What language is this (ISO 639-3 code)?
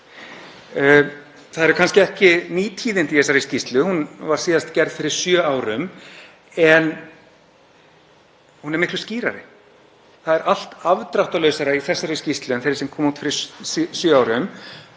isl